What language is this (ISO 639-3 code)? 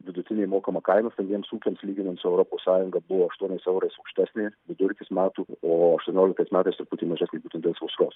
lit